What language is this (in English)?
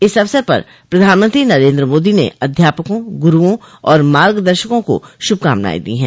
Hindi